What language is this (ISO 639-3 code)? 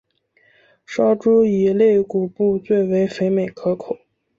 zho